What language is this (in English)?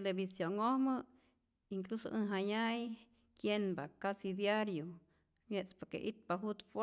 Rayón Zoque